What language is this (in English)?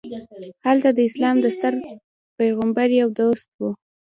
Pashto